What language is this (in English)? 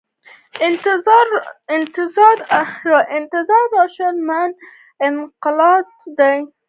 Pashto